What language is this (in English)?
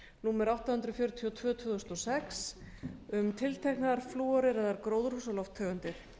Icelandic